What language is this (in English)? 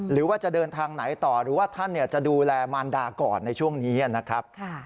Thai